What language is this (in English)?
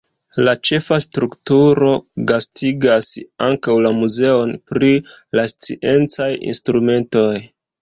Esperanto